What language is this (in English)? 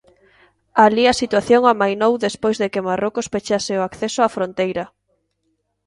Galician